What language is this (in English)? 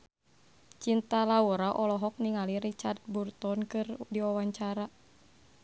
Sundanese